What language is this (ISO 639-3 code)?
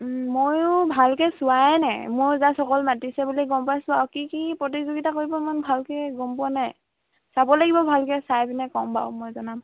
asm